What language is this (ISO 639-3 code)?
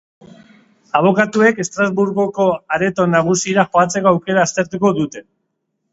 eus